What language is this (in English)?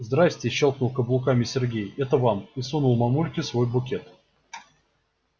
Russian